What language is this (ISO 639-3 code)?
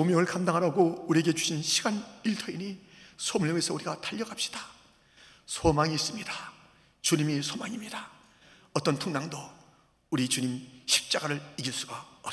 kor